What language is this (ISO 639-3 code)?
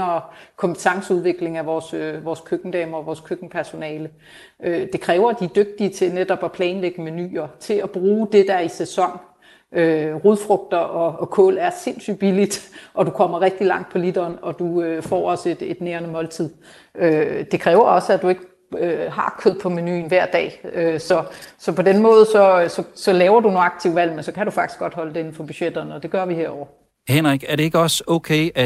dan